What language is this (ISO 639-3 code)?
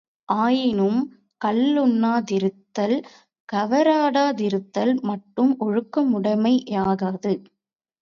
tam